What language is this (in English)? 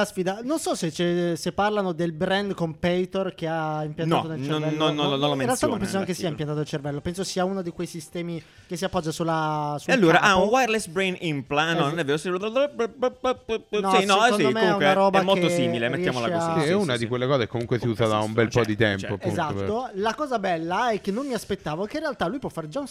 Italian